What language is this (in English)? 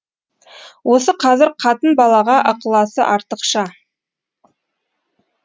Kazakh